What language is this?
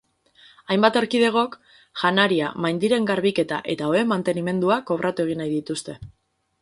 Basque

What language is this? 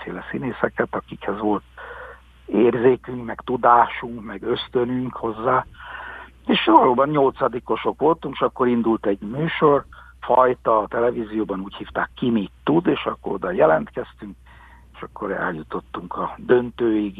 Hungarian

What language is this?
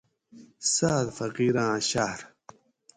Gawri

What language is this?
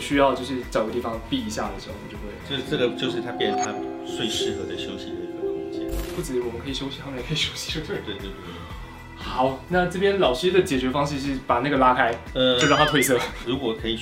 Chinese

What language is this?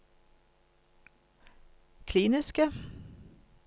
Norwegian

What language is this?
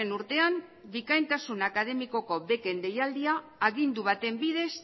Basque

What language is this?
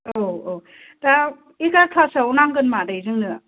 Bodo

